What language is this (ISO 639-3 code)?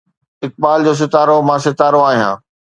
snd